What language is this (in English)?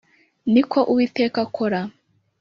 Kinyarwanda